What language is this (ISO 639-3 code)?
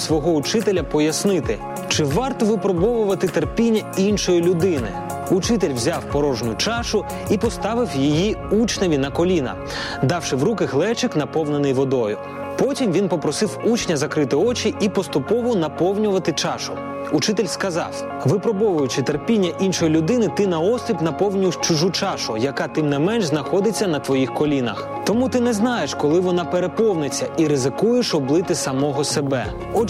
ukr